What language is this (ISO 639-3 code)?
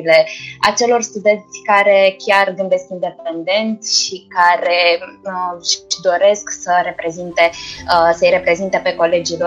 ron